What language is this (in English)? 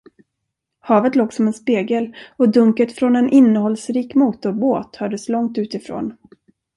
Swedish